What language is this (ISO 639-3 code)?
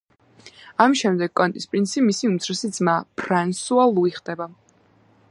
kat